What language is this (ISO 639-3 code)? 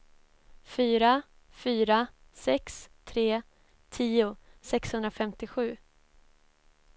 swe